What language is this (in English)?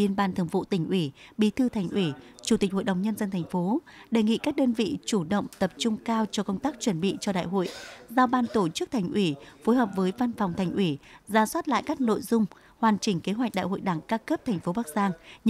Vietnamese